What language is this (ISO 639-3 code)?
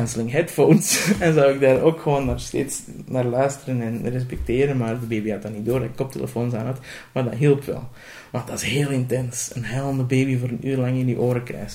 nld